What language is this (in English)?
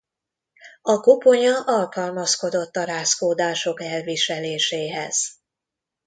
Hungarian